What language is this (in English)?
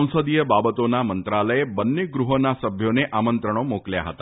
Gujarati